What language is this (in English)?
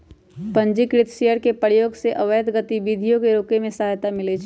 Magahi